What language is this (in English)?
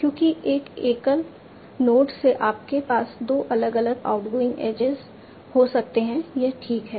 Hindi